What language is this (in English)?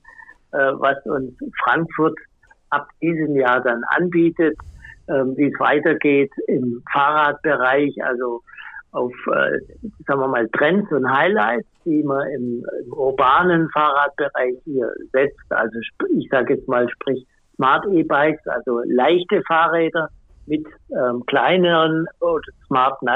German